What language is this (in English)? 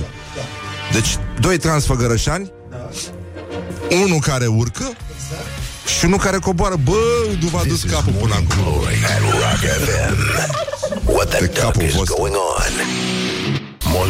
Romanian